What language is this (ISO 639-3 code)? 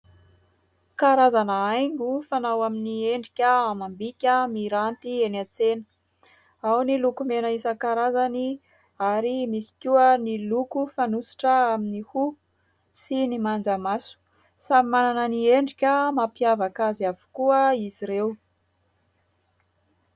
mlg